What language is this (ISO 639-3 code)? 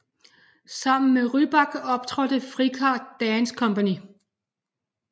dan